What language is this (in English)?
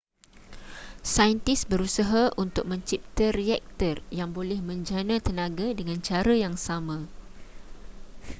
Malay